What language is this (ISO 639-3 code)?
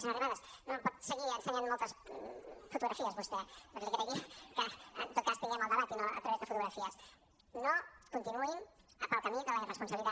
cat